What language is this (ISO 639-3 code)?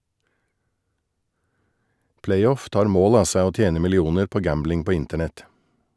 nor